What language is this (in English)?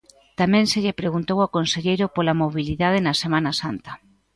Galician